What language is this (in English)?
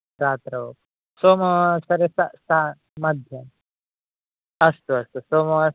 Sanskrit